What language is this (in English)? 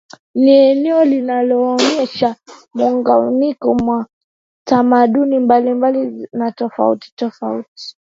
Swahili